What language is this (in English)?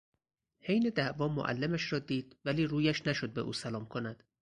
Persian